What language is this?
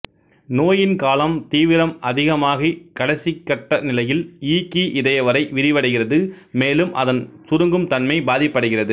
Tamil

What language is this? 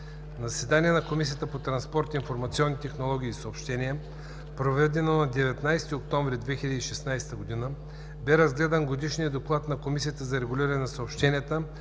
Bulgarian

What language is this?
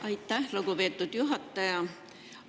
Estonian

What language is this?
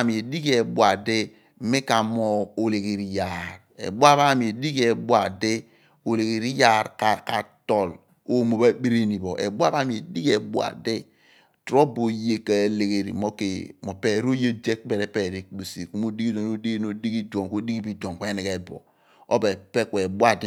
Abua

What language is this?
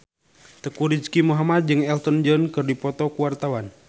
Sundanese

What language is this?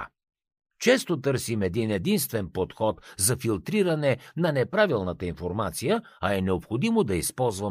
Bulgarian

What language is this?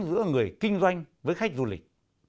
Vietnamese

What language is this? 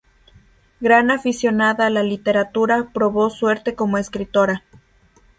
Spanish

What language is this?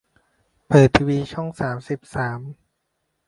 Thai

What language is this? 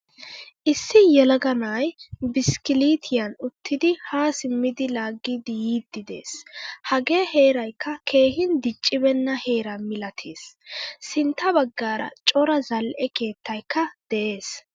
Wolaytta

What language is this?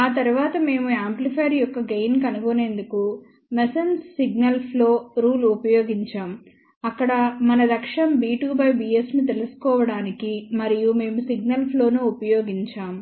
Telugu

